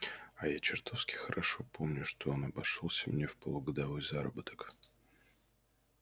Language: Russian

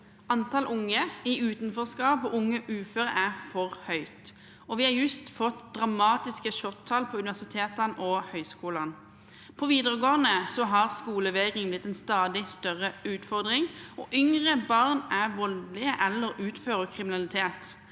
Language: Norwegian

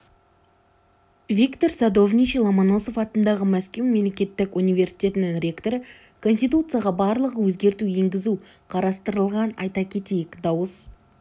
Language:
Kazakh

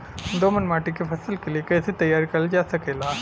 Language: Bhojpuri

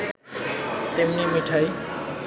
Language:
Bangla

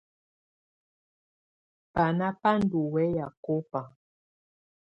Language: Tunen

